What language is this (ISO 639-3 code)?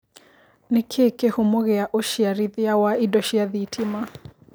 kik